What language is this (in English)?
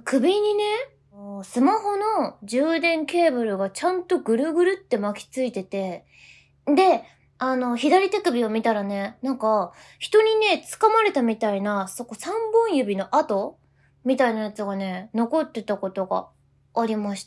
Japanese